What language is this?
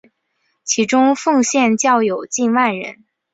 Chinese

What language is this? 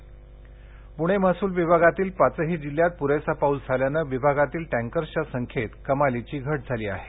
Marathi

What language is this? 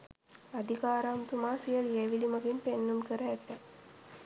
Sinhala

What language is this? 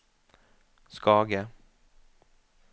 Norwegian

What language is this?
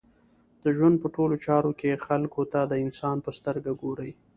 Pashto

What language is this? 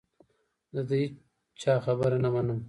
Pashto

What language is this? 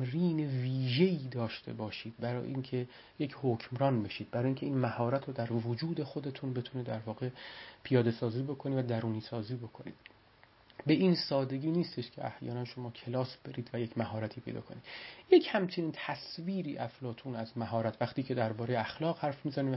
Persian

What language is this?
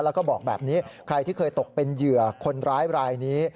Thai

